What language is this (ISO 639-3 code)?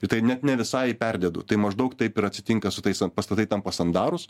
lit